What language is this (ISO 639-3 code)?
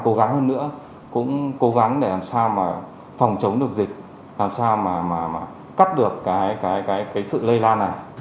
vie